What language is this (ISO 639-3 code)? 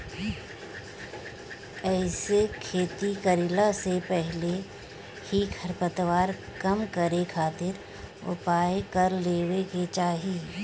bho